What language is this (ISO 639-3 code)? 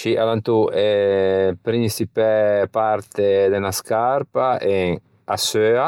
lij